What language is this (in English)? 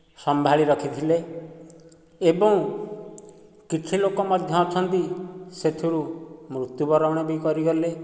Odia